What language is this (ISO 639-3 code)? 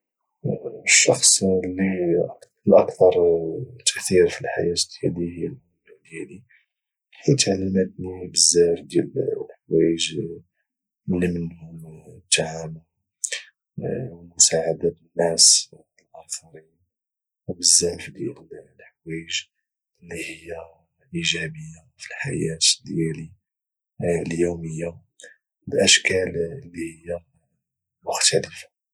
ary